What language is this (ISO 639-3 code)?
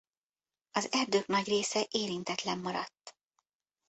hun